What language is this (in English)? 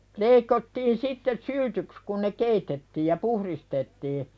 Finnish